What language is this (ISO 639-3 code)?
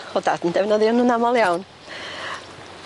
cym